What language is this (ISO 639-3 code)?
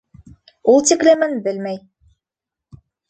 bak